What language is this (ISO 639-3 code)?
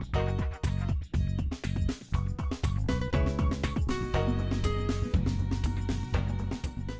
vie